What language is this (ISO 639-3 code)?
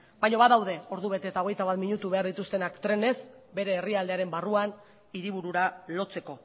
eus